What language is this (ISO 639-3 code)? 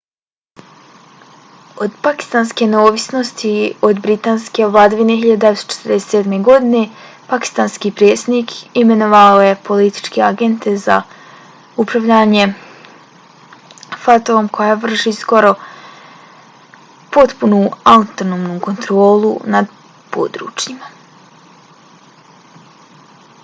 bos